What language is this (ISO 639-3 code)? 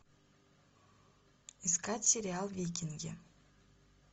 rus